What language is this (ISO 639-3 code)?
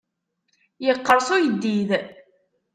kab